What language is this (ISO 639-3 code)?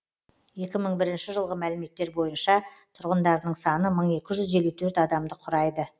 kaz